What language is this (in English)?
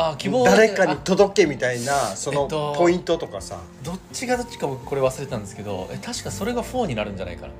Japanese